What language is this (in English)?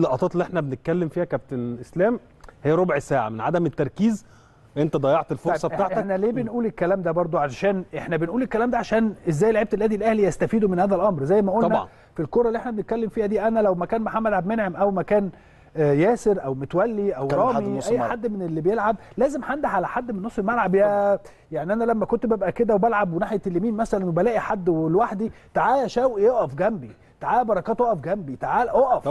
Arabic